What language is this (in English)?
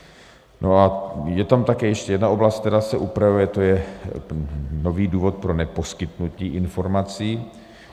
Czech